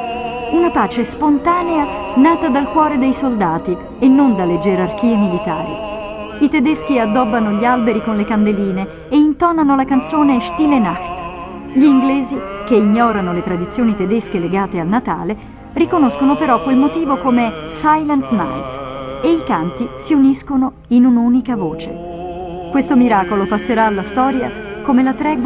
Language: Italian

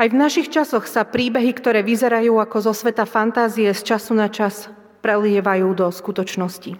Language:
Slovak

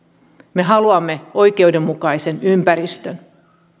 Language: Finnish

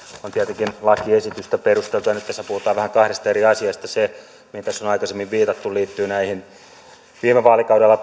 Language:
Finnish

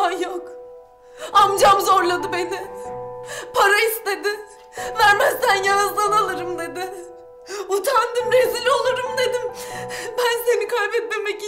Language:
Turkish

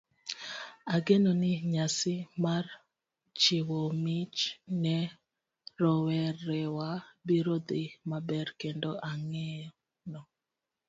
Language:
Luo (Kenya and Tanzania)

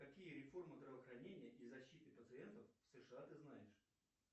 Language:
Russian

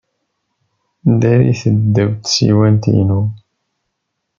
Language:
Kabyle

